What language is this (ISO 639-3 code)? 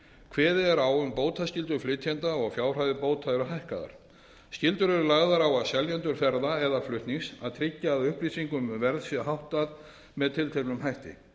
isl